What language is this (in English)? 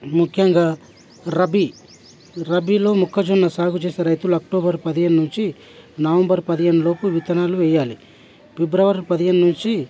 Telugu